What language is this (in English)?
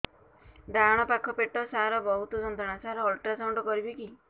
Odia